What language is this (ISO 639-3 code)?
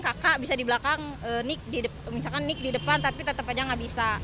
ind